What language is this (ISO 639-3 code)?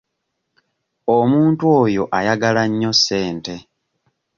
lug